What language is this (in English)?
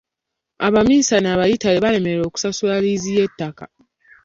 Ganda